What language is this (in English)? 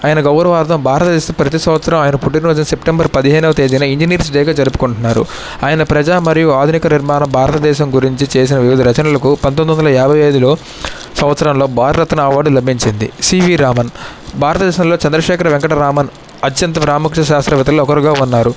Telugu